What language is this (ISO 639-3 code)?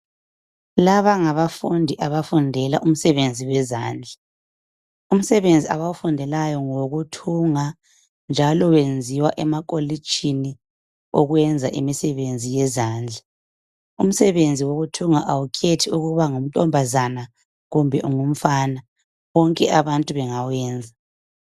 nde